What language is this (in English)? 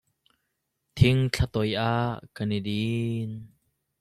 Hakha Chin